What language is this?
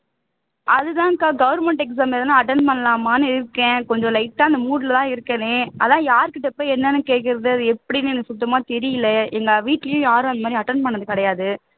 Tamil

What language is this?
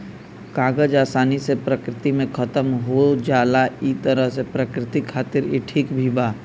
Bhojpuri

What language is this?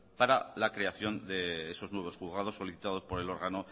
Spanish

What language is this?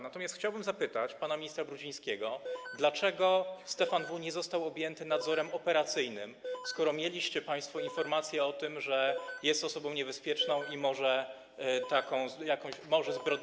Polish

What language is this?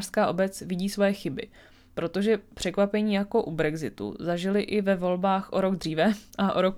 Czech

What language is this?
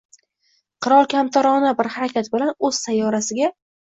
Uzbek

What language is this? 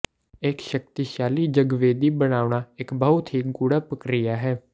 Punjabi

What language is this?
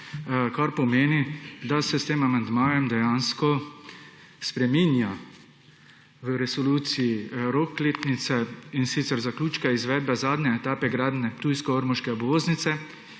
Slovenian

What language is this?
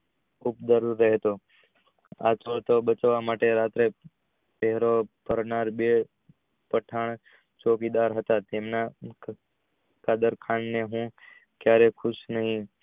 Gujarati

